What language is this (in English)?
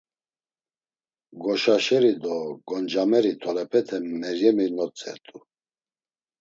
Laz